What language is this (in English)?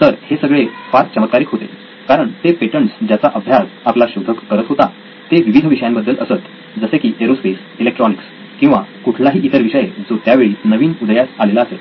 Marathi